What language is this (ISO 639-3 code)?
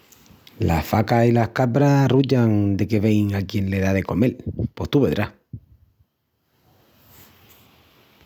ext